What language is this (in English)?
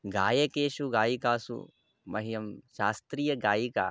Sanskrit